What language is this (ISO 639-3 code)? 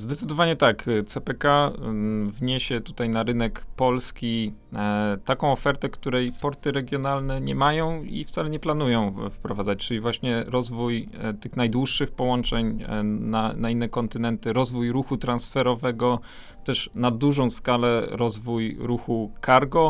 pol